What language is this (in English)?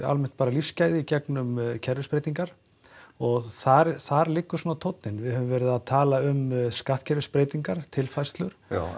Icelandic